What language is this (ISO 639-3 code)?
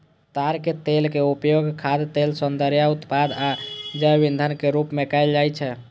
mai